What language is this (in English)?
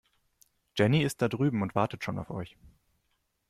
German